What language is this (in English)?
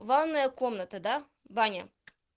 Russian